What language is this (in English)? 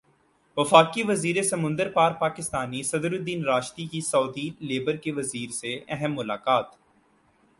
Urdu